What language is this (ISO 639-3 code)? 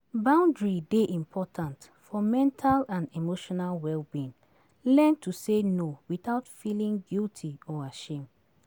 pcm